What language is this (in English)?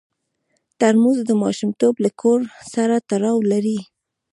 Pashto